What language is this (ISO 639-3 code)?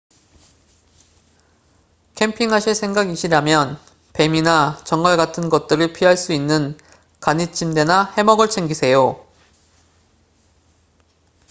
kor